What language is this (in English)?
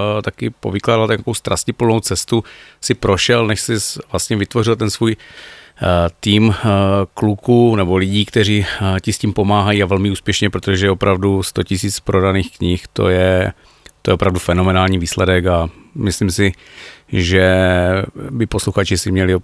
Czech